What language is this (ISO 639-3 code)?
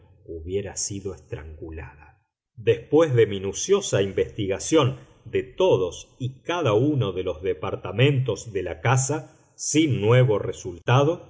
spa